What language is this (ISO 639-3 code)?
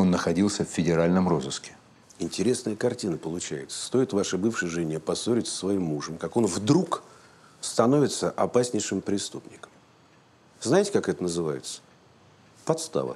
rus